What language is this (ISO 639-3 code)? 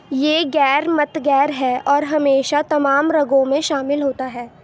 urd